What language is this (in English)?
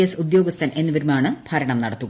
Malayalam